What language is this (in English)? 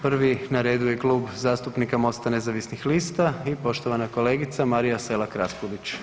Croatian